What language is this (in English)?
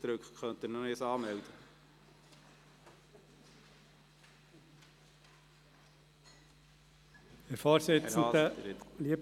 Swiss German